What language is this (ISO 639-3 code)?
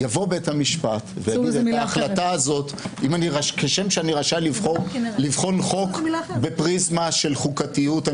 heb